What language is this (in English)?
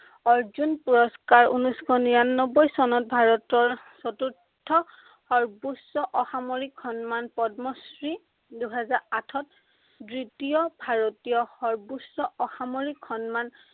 Assamese